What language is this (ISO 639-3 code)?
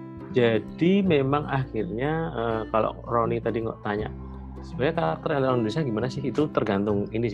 ind